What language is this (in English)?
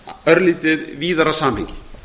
Icelandic